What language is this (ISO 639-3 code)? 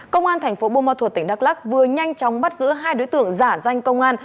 vie